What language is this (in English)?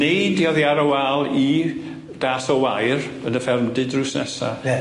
Welsh